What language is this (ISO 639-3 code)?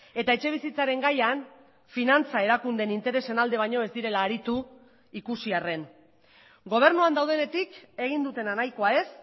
eus